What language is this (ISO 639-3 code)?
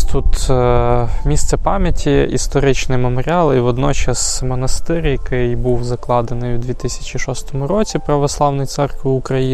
ukr